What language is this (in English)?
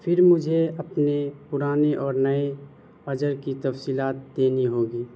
Urdu